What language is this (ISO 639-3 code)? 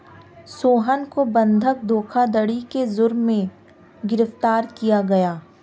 hin